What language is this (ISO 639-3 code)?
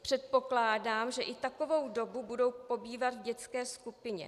ces